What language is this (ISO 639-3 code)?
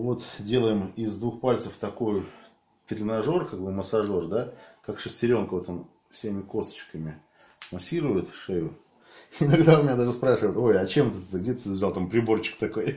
rus